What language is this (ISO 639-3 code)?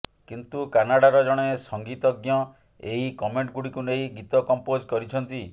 ori